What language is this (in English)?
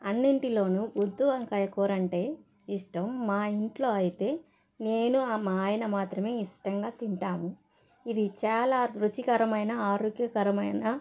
Telugu